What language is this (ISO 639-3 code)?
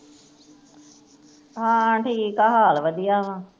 pan